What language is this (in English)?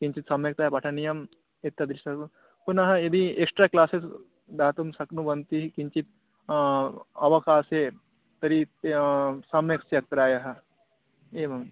Sanskrit